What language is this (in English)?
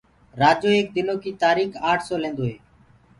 Gurgula